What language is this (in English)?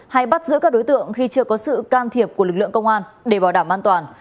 Vietnamese